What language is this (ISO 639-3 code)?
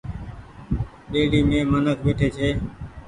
gig